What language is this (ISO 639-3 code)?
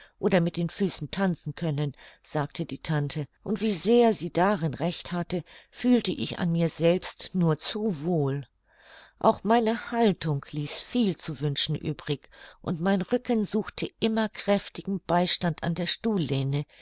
deu